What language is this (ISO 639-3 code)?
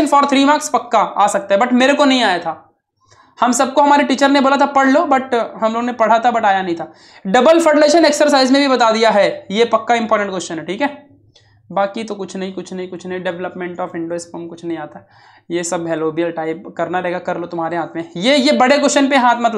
hin